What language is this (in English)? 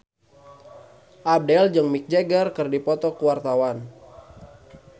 Sundanese